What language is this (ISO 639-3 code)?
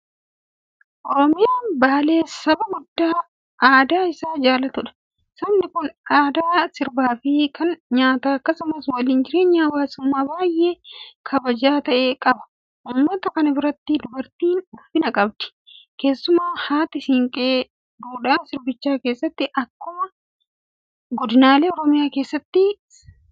orm